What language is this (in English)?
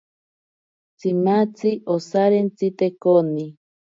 Ashéninka Perené